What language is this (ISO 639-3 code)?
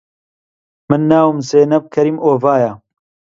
ckb